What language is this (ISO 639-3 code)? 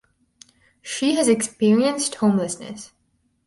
eng